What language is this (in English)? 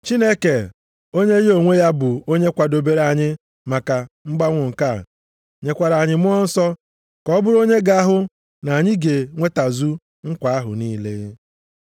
Igbo